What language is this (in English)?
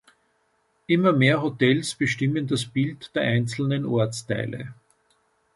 German